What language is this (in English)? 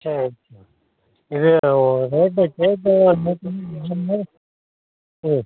Tamil